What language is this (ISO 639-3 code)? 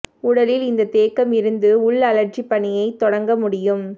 tam